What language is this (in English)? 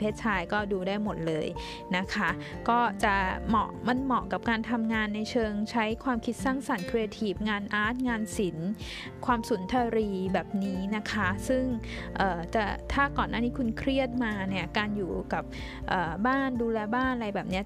Thai